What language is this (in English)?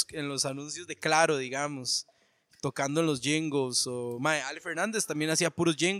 Spanish